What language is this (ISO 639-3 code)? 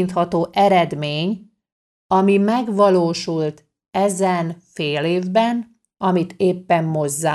hun